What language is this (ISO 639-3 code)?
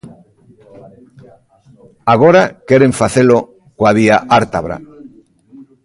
glg